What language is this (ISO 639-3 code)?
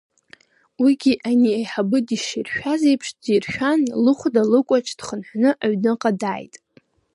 abk